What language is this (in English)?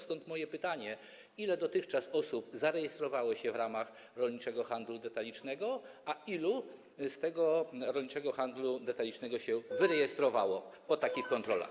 Polish